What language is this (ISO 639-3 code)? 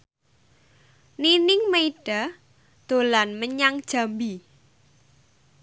jav